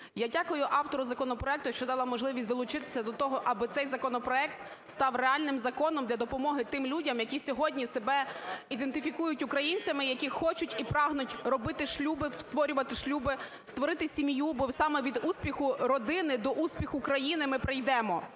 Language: Ukrainian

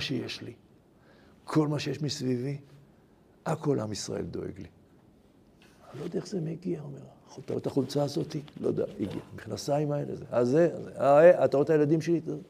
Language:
Hebrew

